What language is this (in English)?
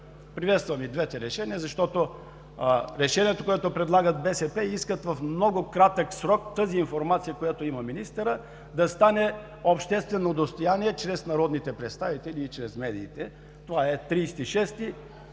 Bulgarian